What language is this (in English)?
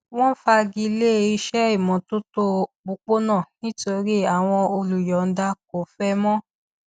Yoruba